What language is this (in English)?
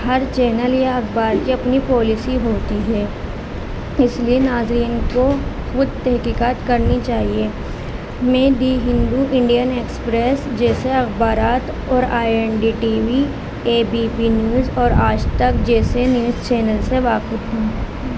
Urdu